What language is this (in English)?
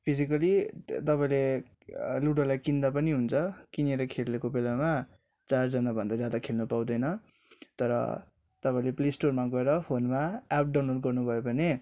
Nepali